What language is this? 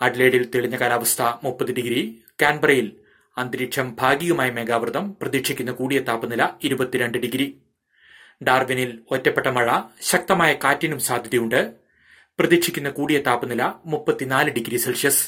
Malayalam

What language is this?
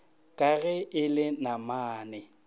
Northern Sotho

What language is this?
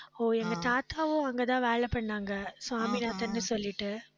Tamil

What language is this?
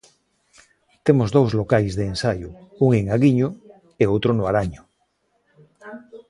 Galician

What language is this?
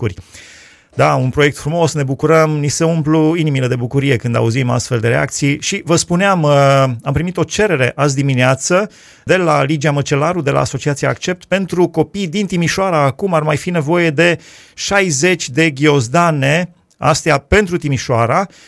Romanian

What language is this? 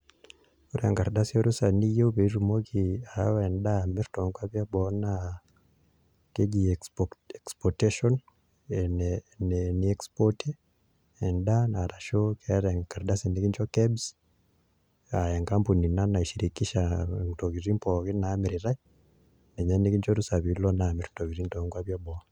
Masai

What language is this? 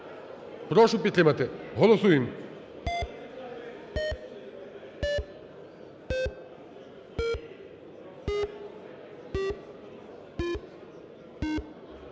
Ukrainian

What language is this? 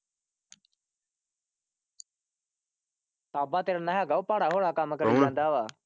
Punjabi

